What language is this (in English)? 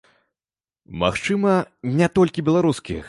Belarusian